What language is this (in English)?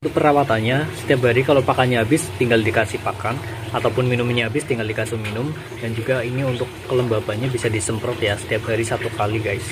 Indonesian